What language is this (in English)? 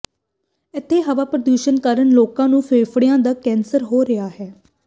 Punjabi